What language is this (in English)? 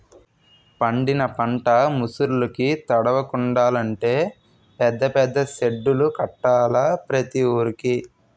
Telugu